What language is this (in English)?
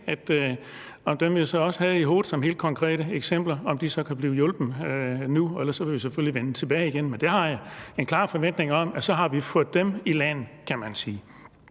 Danish